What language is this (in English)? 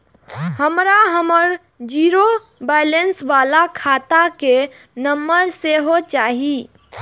Maithili